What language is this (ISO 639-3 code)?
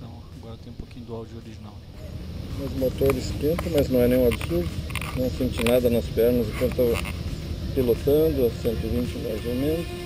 por